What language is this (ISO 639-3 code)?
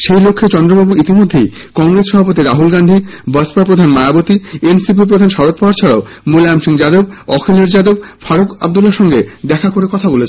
ben